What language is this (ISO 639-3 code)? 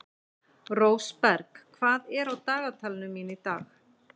isl